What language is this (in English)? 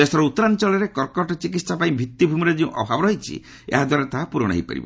Odia